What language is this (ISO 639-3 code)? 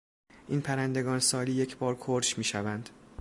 fas